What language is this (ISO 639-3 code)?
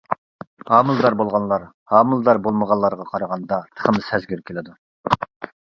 uig